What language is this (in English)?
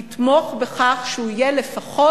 Hebrew